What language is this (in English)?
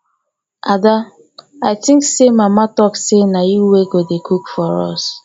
Nigerian Pidgin